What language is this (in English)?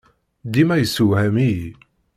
Kabyle